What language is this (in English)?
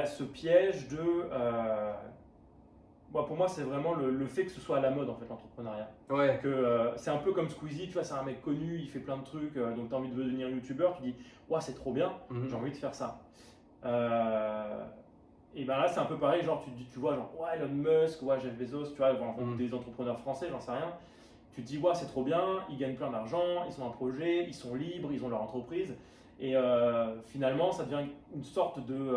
French